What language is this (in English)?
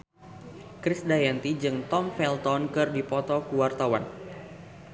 Sundanese